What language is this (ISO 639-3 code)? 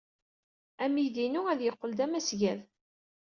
kab